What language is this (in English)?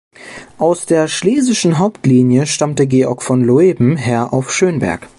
German